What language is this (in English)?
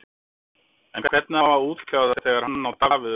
Icelandic